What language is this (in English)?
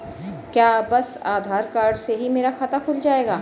Hindi